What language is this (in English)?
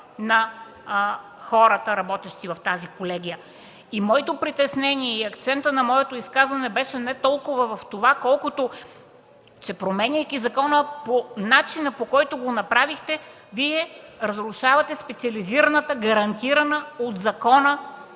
Bulgarian